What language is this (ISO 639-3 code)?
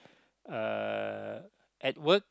eng